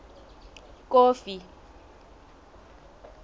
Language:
Southern Sotho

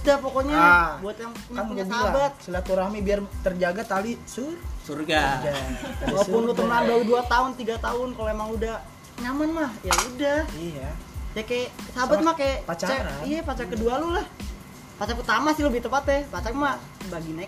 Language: Indonesian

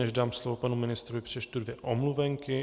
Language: Czech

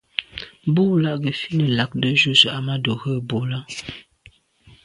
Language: Medumba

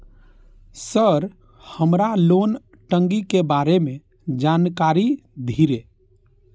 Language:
Maithili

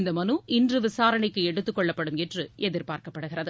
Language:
Tamil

